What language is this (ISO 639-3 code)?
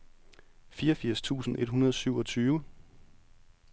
dan